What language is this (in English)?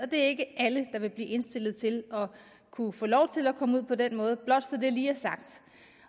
Danish